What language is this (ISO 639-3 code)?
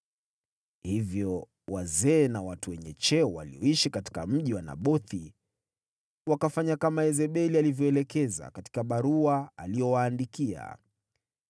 swa